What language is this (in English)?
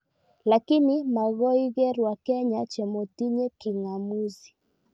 Kalenjin